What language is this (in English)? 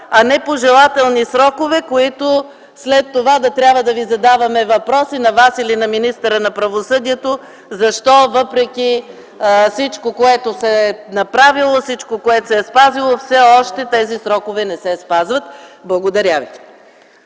Bulgarian